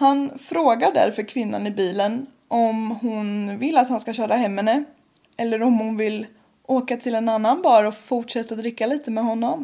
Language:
Swedish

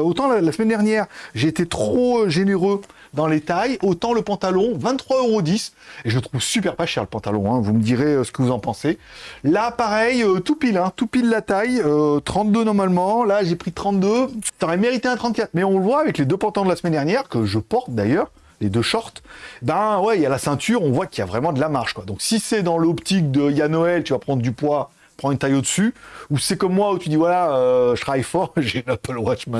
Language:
French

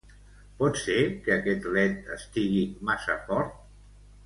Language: Catalan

